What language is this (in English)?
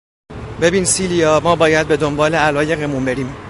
Persian